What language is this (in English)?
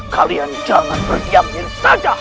Indonesian